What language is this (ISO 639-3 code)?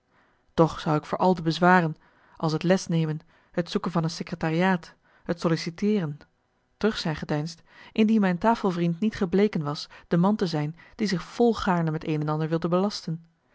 nld